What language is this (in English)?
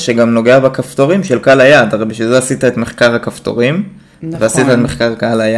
Hebrew